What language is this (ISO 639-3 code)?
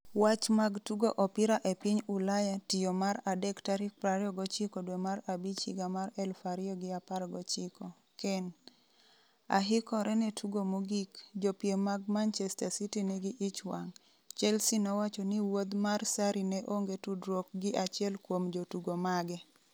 luo